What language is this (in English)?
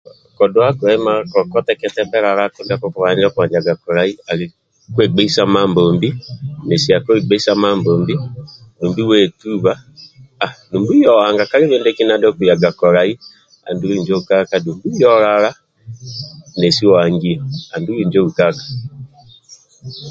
Amba (Uganda)